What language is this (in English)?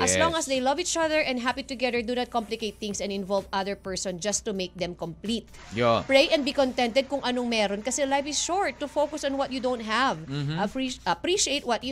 Filipino